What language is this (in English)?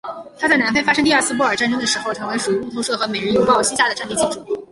Chinese